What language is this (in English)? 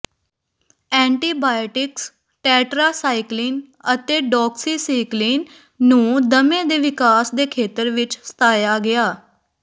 Punjabi